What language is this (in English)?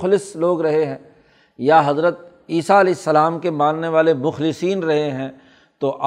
Urdu